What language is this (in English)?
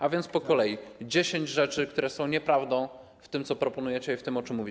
Polish